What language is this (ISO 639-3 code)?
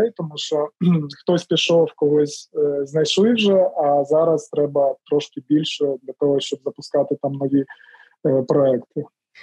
ukr